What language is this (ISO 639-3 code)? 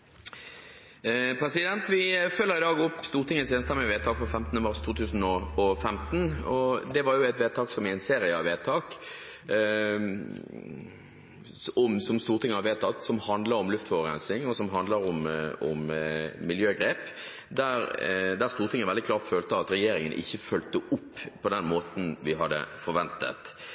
nob